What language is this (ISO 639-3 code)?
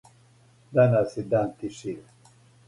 srp